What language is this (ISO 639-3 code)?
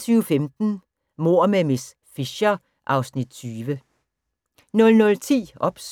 dan